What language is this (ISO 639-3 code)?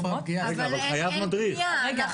heb